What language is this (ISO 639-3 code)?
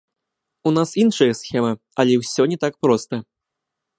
bel